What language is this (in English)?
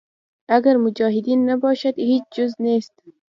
Pashto